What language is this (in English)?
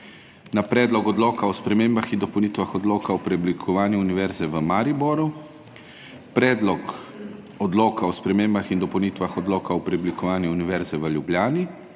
Slovenian